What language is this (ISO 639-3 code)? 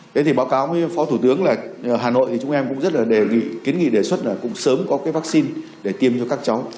vie